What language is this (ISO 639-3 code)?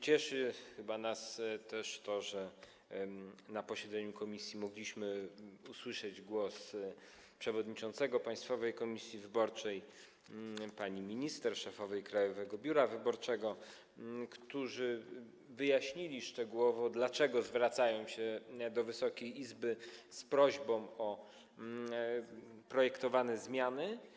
pol